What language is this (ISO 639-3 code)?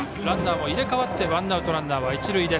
jpn